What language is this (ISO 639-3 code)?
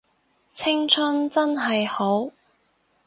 yue